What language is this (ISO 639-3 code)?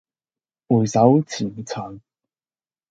yue